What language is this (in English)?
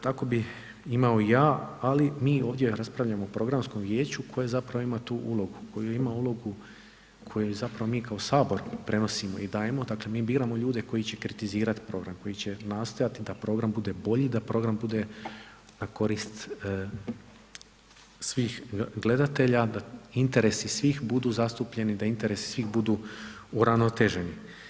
Croatian